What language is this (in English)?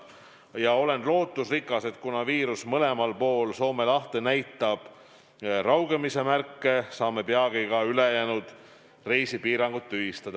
Estonian